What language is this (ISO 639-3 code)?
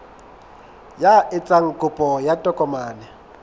sot